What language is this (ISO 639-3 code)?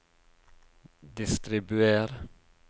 nor